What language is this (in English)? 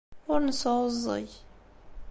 Kabyle